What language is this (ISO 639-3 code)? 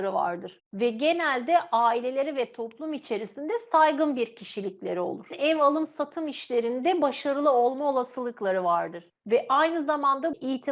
tur